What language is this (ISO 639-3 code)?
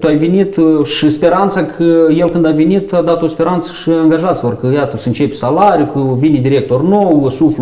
ron